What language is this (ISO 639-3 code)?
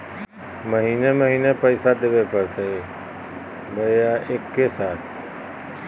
mag